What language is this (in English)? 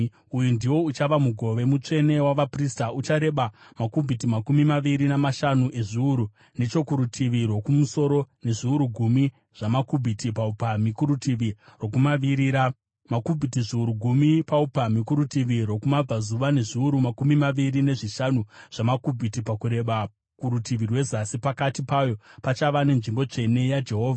Shona